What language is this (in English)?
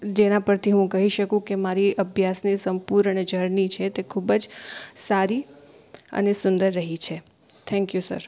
Gujarati